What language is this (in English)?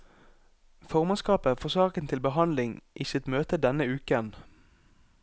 Norwegian